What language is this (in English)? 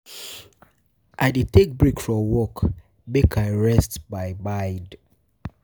Nigerian Pidgin